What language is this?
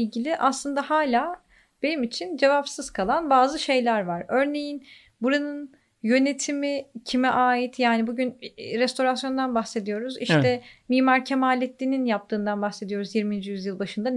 Turkish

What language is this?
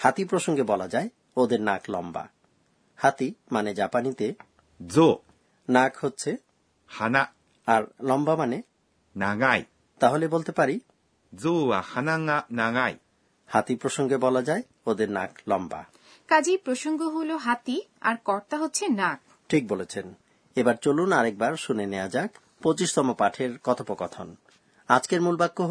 Bangla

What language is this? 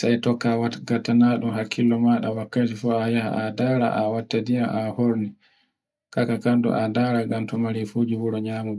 Borgu Fulfulde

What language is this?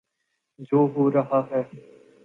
Urdu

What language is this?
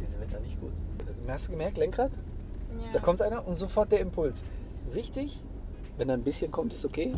German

